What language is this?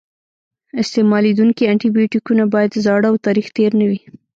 Pashto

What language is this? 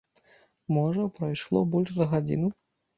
Belarusian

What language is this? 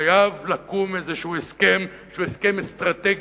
Hebrew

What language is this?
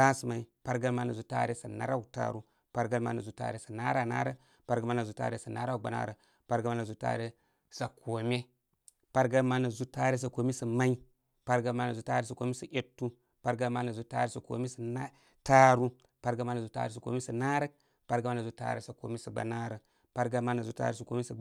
Koma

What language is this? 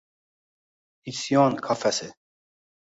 Uzbek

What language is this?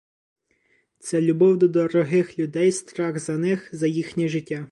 Ukrainian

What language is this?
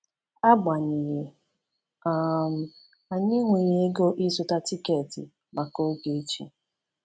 Igbo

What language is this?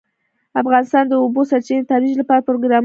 Pashto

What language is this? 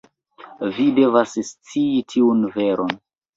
Esperanto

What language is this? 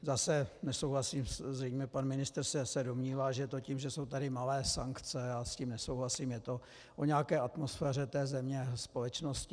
Czech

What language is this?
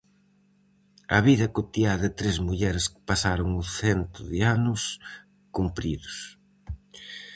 Galician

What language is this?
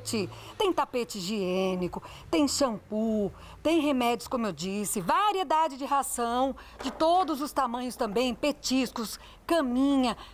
Portuguese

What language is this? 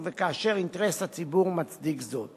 Hebrew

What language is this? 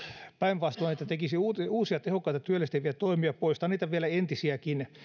Finnish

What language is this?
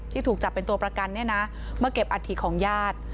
Thai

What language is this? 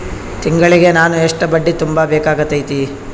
Kannada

